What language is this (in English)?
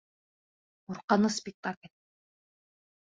Bashkir